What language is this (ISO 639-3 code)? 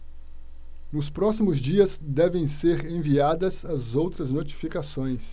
por